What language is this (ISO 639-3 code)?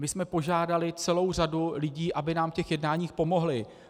ces